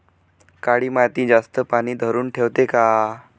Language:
Marathi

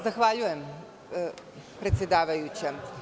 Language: Serbian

